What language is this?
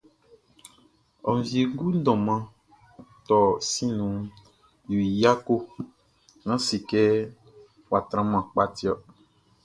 Baoulé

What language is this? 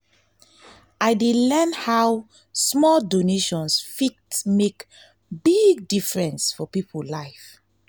Nigerian Pidgin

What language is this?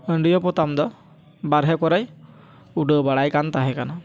Santali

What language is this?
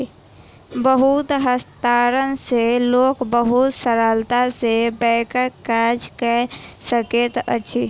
Maithili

